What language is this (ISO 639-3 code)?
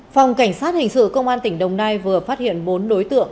vie